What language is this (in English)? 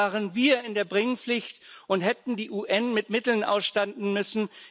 German